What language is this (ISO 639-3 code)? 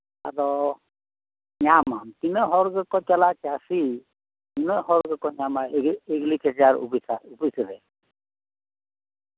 sat